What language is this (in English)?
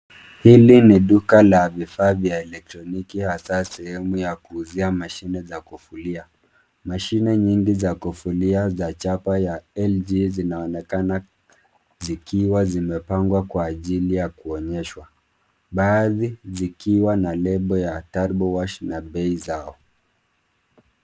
Swahili